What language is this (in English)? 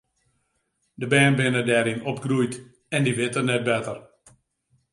Western Frisian